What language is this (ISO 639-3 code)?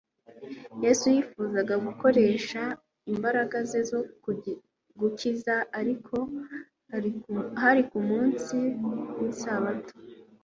kin